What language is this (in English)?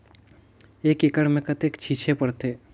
Chhattisgarhi